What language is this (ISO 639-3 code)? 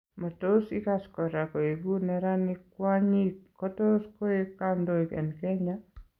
kln